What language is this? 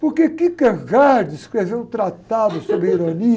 Portuguese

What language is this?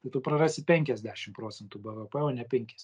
Lithuanian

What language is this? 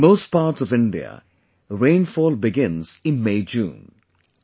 English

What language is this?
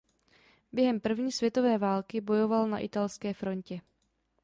Czech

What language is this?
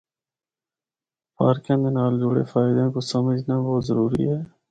Northern Hindko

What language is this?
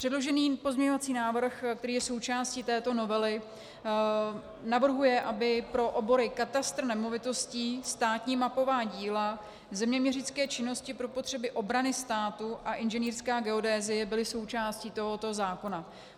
Czech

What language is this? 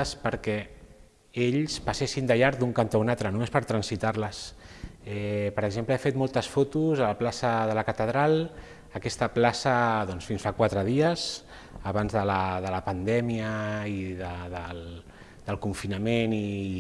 Catalan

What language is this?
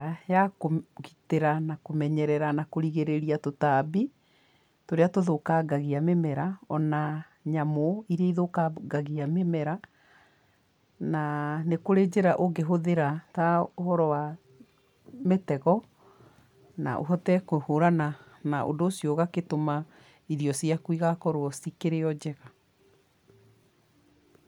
Kikuyu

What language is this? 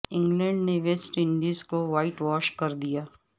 Urdu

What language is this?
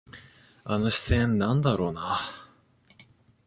Japanese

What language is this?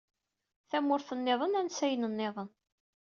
Kabyle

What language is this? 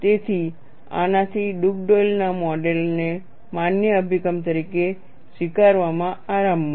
Gujarati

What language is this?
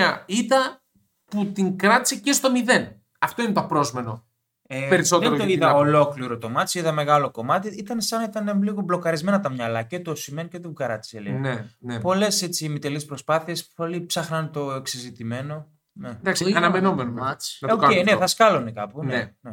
Greek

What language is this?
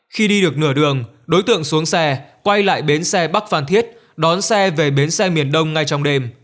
Vietnamese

